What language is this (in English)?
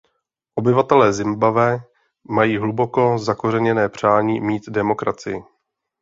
Czech